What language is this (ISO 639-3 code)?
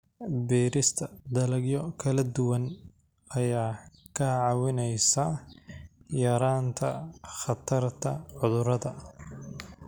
som